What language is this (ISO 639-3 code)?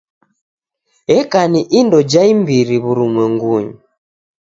dav